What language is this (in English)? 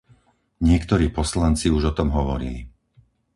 Slovak